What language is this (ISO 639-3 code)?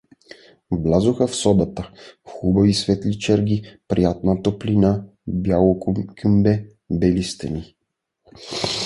bul